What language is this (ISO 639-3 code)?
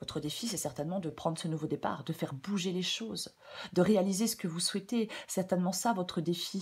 fra